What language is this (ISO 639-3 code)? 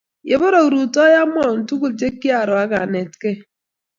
kln